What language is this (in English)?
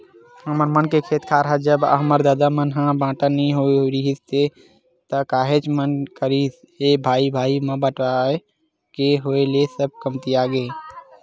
Chhattisgarhi